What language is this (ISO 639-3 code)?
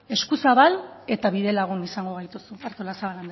eus